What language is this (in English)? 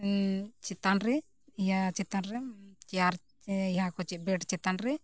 Santali